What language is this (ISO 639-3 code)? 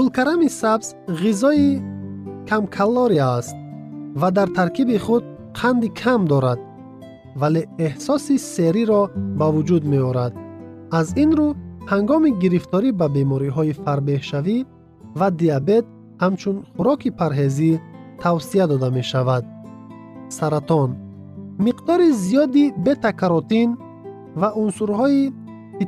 fas